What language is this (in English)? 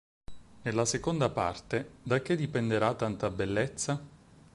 Italian